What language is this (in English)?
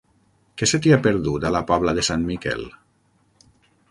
Catalan